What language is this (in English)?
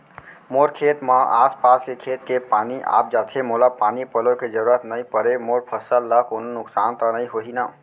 Chhattisgarhi